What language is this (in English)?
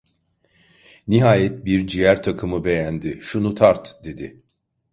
Turkish